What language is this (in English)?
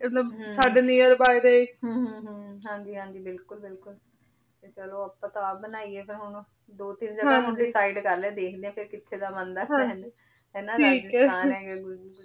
Punjabi